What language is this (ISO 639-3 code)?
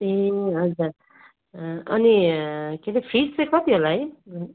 nep